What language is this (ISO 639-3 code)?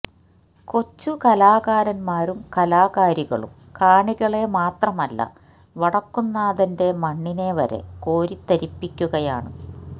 mal